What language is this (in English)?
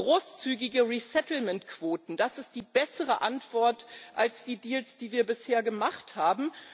German